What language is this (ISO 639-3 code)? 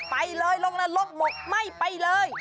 tha